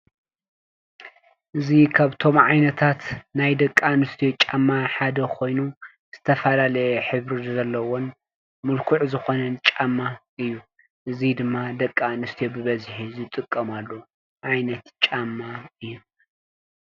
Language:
Tigrinya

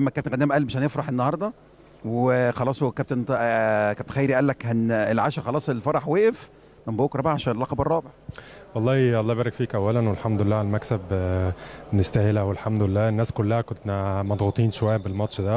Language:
Arabic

